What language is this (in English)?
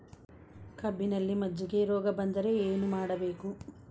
Kannada